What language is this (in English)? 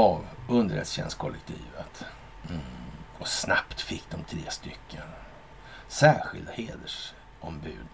Swedish